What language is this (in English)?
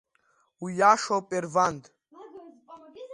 Abkhazian